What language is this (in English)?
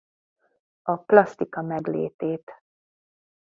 Hungarian